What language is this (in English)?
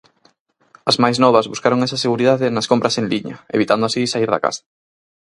Galician